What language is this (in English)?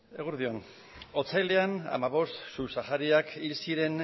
Basque